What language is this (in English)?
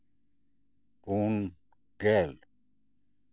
Santali